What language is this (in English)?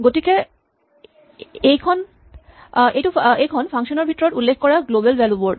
Assamese